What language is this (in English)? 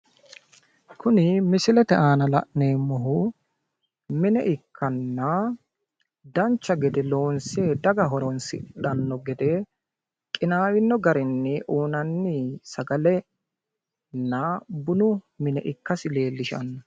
Sidamo